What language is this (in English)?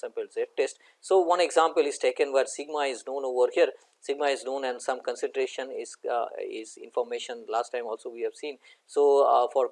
English